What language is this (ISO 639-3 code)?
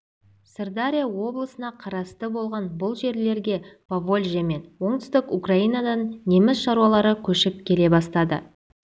kaz